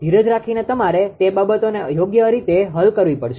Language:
Gujarati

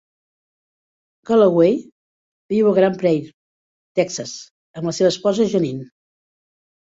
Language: Catalan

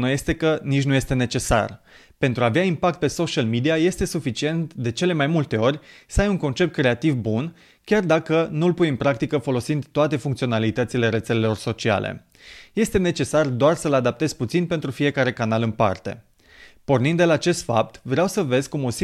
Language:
Romanian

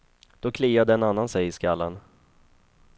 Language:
Swedish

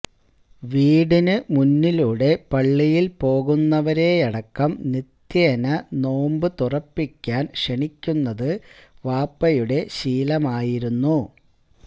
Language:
Malayalam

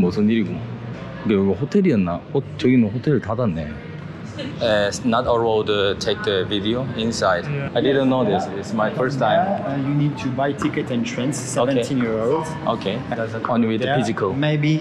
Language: Korean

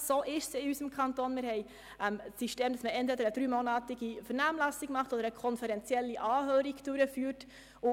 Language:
Swiss German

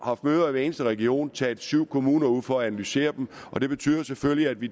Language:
Danish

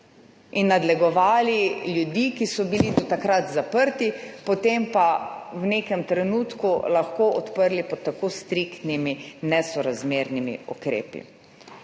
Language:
Slovenian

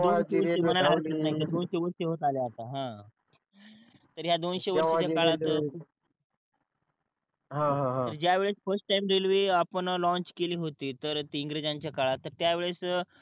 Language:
Marathi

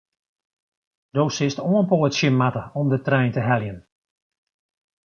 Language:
Western Frisian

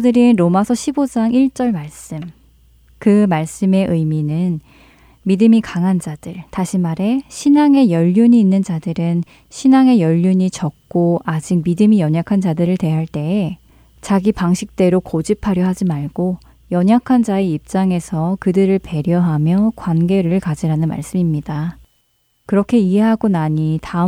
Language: Korean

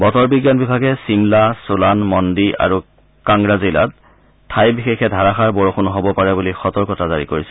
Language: Assamese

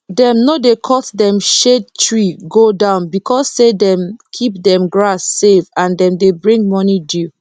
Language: Nigerian Pidgin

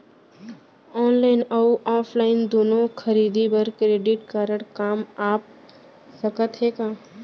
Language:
Chhattisgarhi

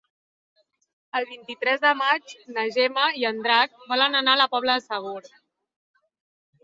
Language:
Catalan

